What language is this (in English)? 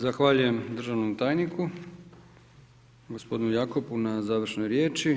Croatian